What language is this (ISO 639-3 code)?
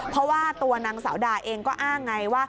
tha